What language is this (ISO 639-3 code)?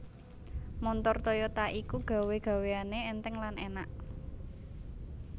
jav